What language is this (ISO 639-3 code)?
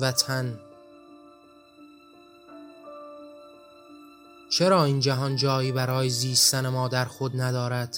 fas